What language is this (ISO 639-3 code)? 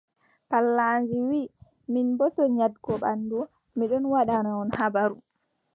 fub